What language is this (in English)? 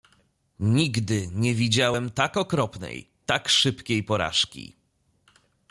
Polish